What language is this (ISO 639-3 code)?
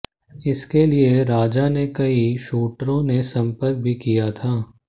hin